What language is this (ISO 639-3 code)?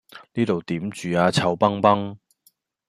yue